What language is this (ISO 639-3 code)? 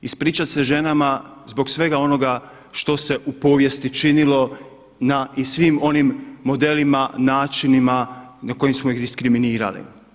hrv